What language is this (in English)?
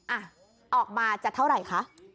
Thai